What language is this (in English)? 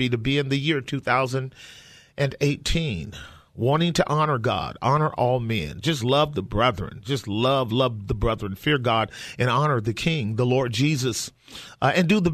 English